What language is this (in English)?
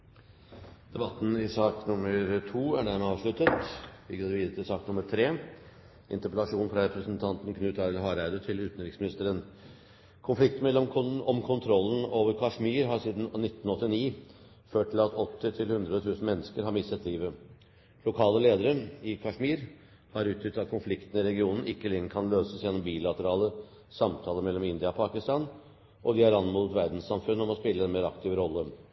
Norwegian Bokmål